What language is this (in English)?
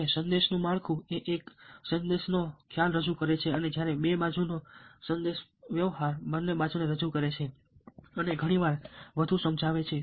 Gujarati